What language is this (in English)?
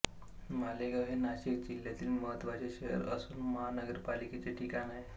Marathi